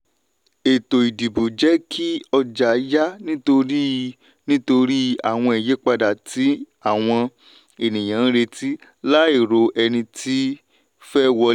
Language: Yoruba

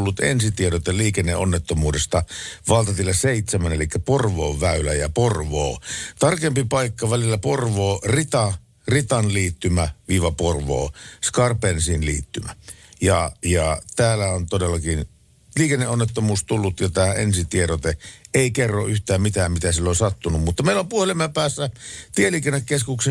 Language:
Finnish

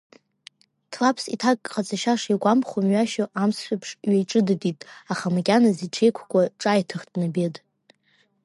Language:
Abkhazian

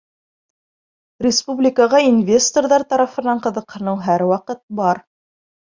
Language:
Bashkir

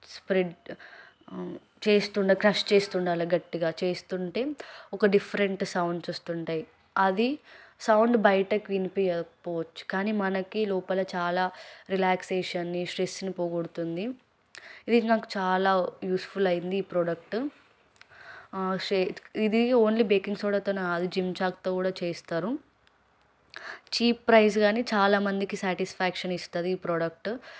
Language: Telugu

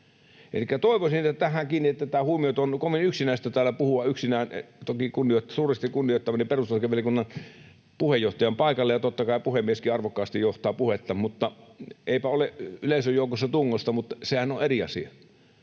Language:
Finnish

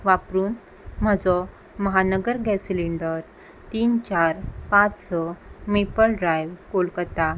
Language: Konkani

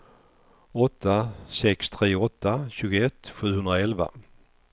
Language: Swedish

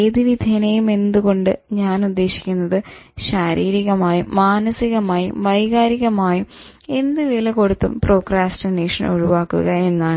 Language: Malayalam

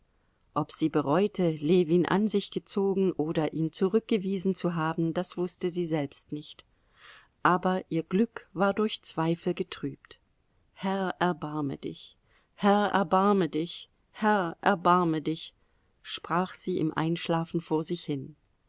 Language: German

